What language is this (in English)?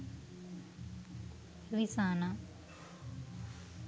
Sinhala